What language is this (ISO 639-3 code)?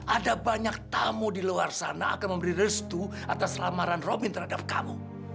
ind